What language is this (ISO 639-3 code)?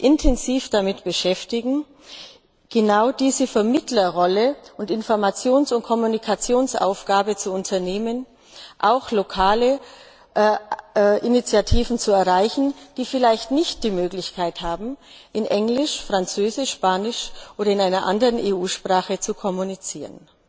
deu